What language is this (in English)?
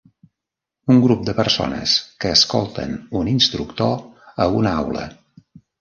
Catalan